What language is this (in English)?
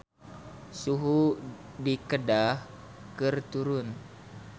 Sundanese